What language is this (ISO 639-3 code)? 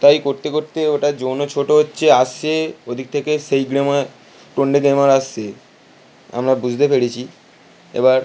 ben